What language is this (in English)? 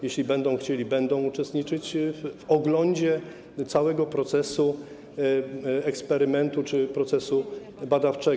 Polish